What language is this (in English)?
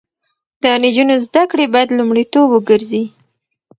Pashto